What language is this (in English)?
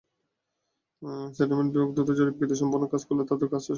Bangla